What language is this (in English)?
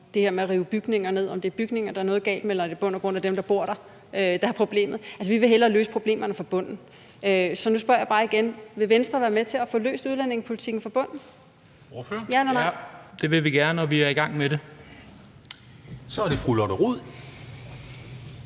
Danish